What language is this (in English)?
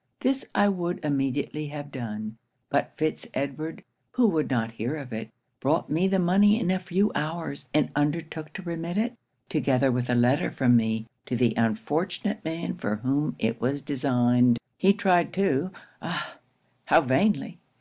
English